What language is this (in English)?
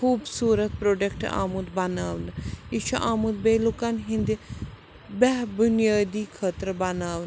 Kashmiri